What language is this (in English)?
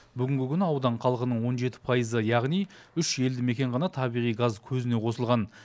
Kazakh